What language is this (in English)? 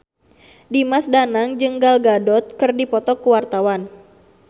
Sundanese